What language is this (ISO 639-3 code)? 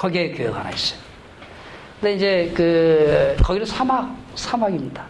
kor